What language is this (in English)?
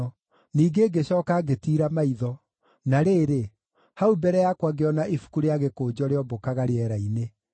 Kikuyu